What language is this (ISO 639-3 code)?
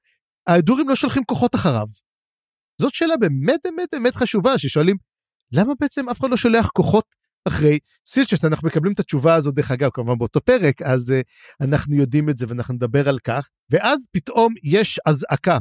heb